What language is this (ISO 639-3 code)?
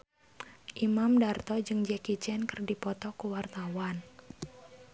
sun